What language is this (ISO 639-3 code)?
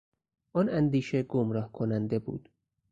fas